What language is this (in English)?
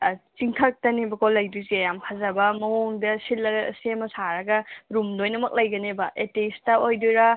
Manipuri